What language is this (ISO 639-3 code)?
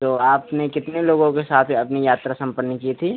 hin